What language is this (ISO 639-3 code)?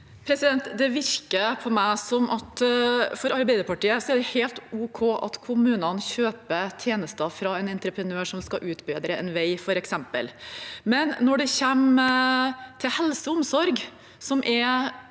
nor